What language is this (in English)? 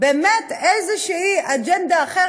Hebrew